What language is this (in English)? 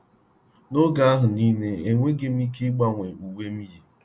Igbo